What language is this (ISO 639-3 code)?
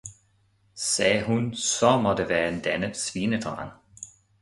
dan